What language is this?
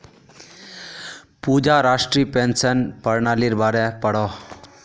Magahi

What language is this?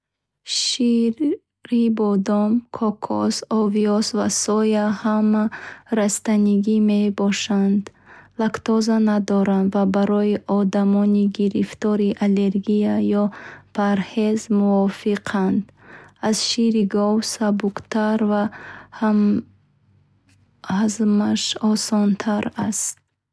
Bukharic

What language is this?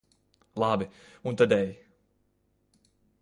Latvian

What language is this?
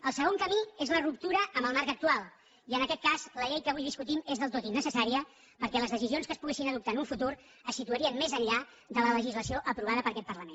Catalan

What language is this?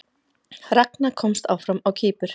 Icelandic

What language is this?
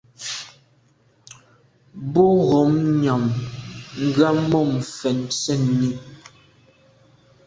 Medumba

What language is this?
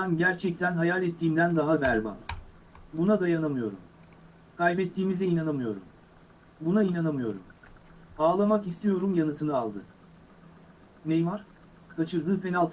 Turkish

